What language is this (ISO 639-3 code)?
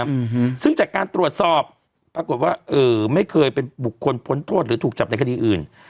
tha